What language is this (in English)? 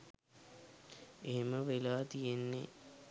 Sinhala